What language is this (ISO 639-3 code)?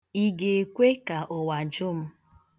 ibo